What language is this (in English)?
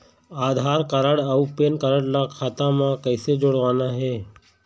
Chhattisgarhi